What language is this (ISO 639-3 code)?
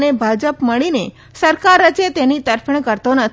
guj